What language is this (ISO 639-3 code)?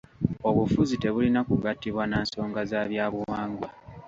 lug